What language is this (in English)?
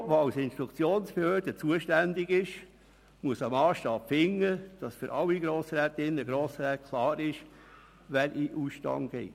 Swiss German